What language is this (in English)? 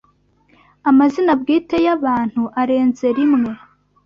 Kinyarwanda